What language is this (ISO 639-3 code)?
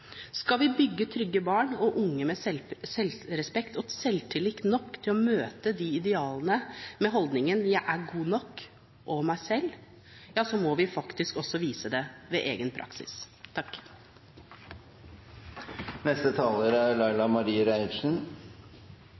nob